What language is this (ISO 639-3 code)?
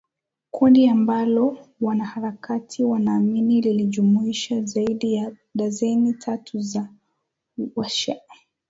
swa